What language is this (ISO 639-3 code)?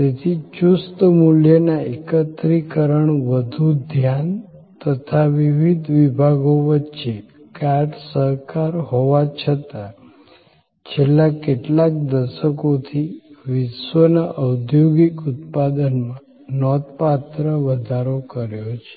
guj